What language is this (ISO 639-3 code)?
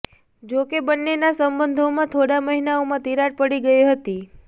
guj